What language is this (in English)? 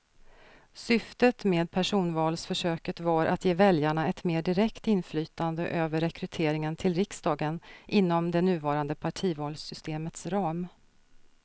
Swedish